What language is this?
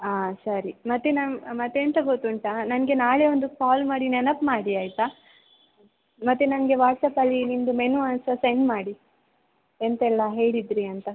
Kannada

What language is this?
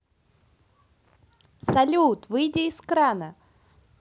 Russian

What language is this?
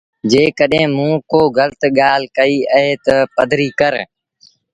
Sindhi Bhil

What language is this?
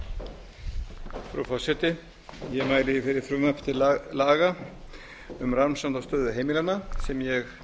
Icelandic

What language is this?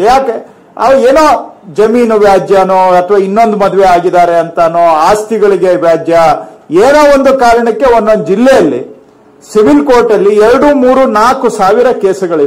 Kannada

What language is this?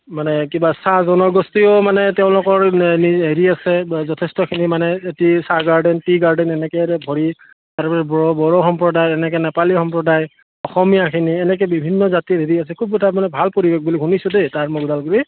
Assamese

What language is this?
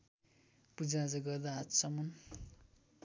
Nepali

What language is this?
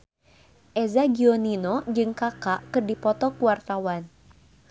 Sundanese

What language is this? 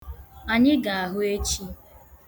Igbo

